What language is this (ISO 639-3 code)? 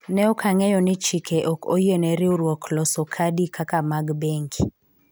luo